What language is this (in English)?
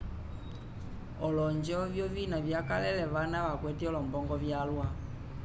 Umbundu